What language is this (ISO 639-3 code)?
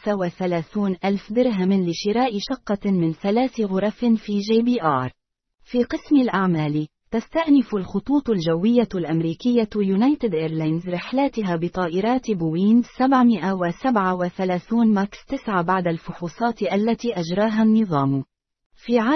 ara